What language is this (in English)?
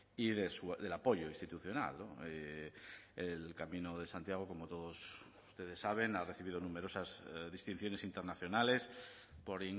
Spanish